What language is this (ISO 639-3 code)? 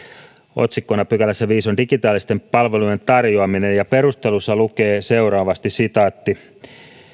fin